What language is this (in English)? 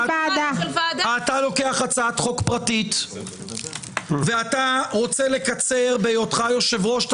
Hebrew